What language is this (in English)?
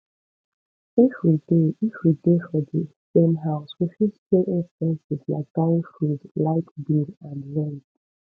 Nigerian Pidgin